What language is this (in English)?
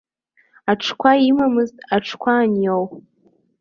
Abkhazian